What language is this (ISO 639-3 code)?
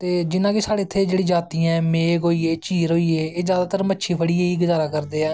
doi